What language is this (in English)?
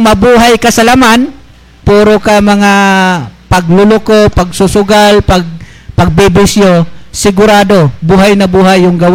Filipino